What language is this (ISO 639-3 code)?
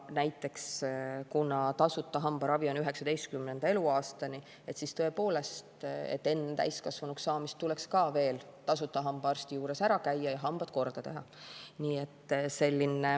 est